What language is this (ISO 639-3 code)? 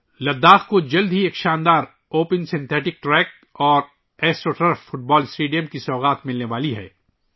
urd